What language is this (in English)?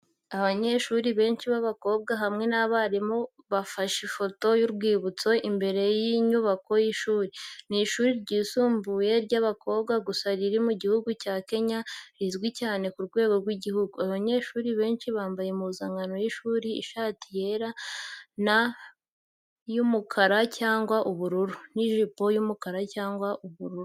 Kinyarwanda